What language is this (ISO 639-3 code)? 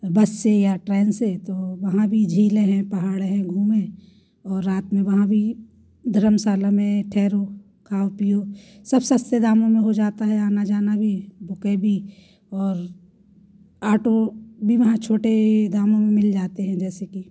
hin